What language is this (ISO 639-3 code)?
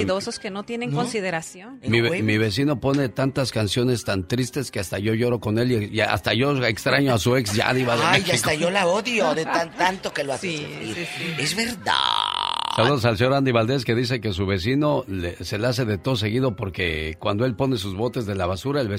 spa